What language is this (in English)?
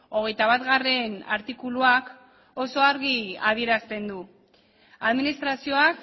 Basque